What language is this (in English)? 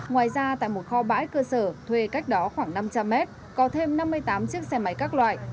Vietnamese